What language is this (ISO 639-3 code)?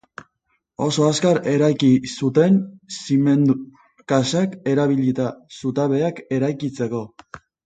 eus